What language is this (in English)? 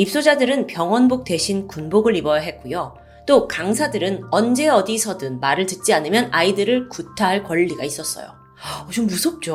Korean